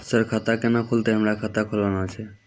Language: Maithili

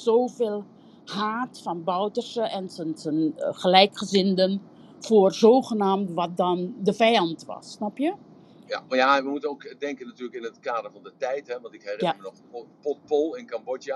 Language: Dutch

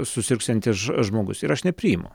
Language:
Lithuanian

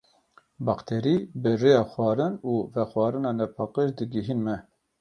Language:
Kurdish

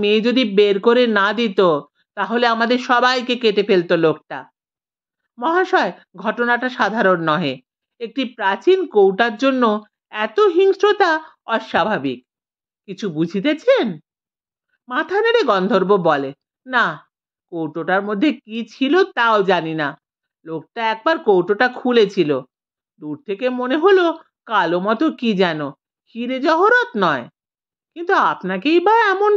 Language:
Bangla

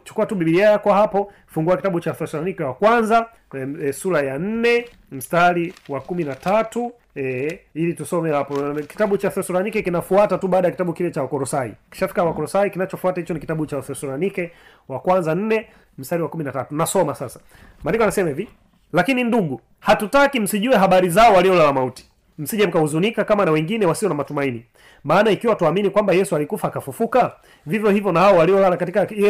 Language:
Swahili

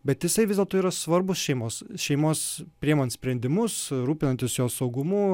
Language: Lithuanian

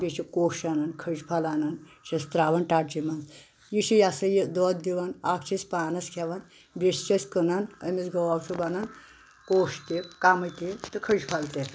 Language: Kashmiri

